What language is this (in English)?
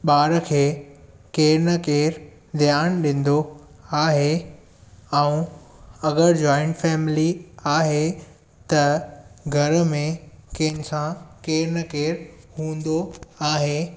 Sindhi